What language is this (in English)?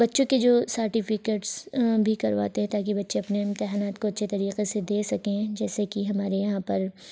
Urdu